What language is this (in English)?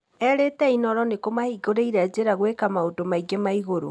Kikuyu